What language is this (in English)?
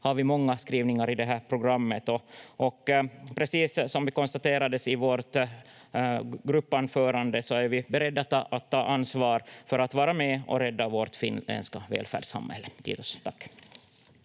Finnish